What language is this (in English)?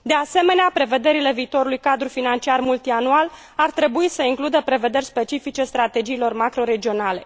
Romanian